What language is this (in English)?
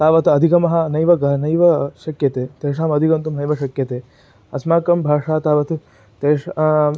Sanskrit